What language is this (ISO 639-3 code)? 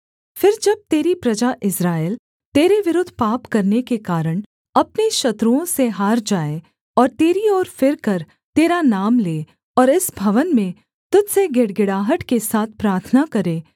hin